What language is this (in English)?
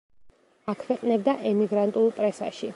Georgian